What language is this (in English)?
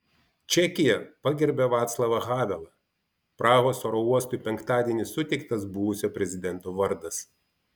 Lithuanian